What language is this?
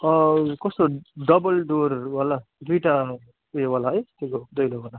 Nepali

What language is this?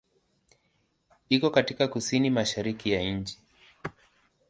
Swahili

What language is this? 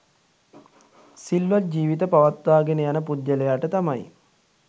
Sinhala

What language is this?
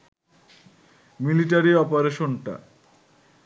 Bangla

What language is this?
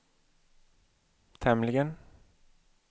Swedish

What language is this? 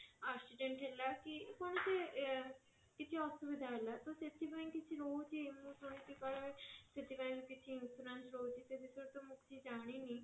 Odia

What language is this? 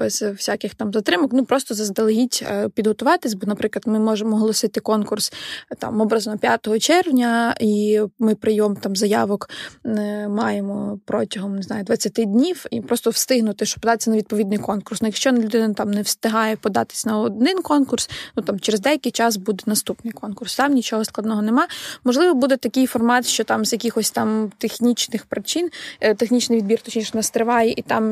Ukrainian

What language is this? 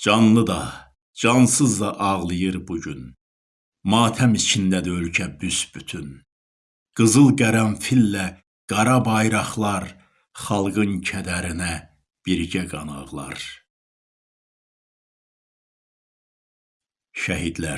Turkish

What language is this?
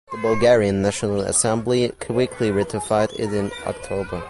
English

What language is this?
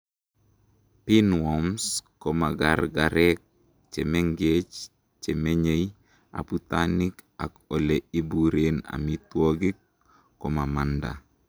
Kalenjin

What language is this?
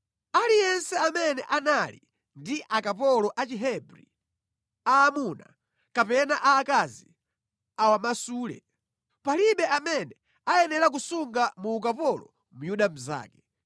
Nyanja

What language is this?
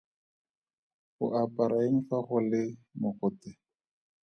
Tswana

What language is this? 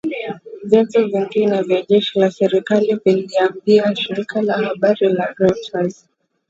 Swahili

